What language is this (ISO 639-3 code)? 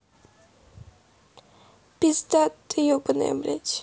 rus